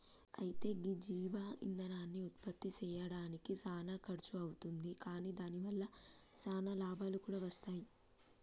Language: Telugu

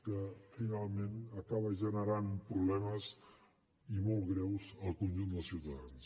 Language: Catalan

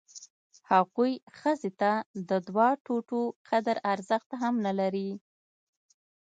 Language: Pashto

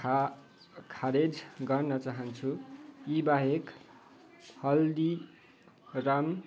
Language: Nepali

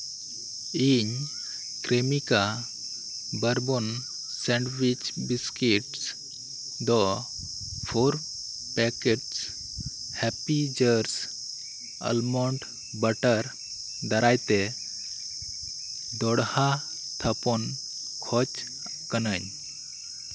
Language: Santali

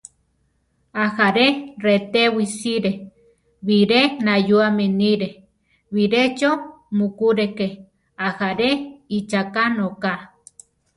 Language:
Central Tarahumara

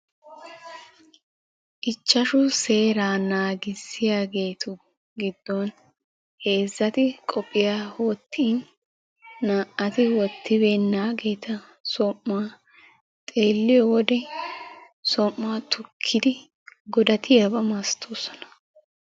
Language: Wolaytta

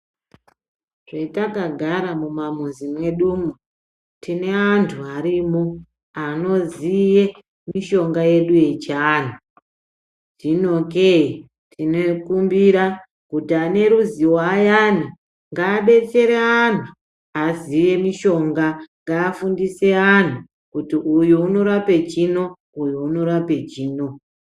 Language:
Ndau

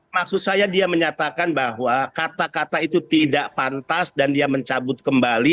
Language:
Indonesian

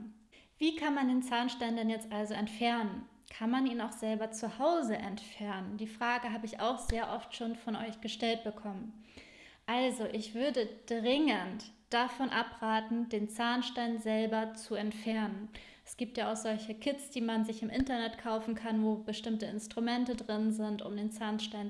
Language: German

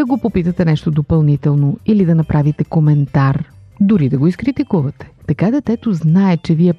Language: Bulgarian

